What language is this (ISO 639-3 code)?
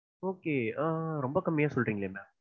tam